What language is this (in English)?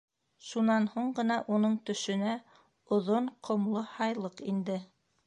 Bashkir